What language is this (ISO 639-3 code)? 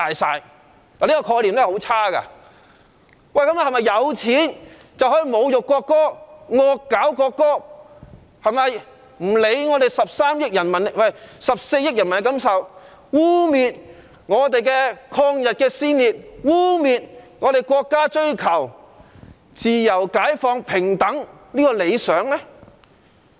yue